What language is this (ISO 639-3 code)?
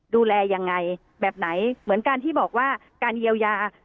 tha